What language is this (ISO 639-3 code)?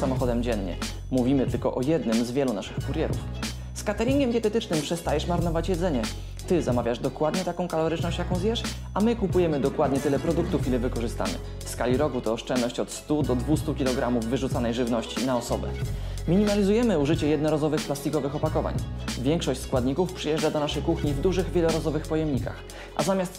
pol